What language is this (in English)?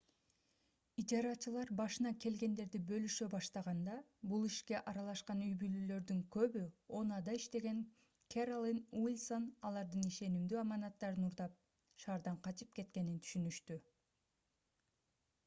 Kyrgyz